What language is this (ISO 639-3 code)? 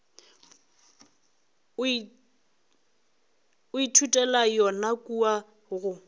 nso